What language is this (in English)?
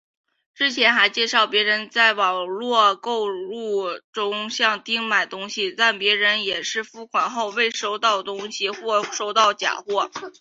Chinese